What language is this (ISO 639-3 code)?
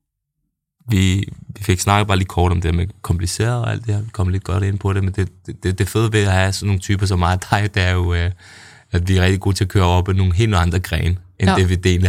dan